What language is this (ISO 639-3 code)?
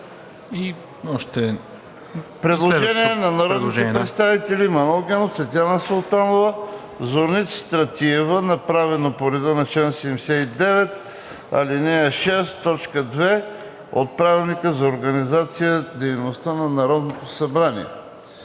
bul